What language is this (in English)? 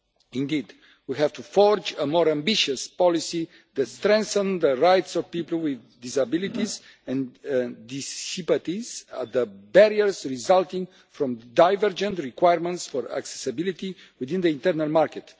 English